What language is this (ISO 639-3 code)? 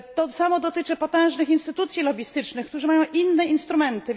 pol